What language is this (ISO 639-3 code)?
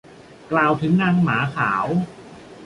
tha